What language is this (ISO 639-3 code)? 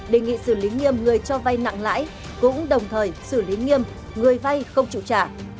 vie